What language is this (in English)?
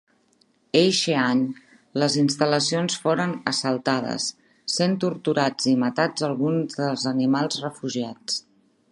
Catalan